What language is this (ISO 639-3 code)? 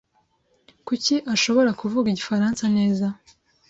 kin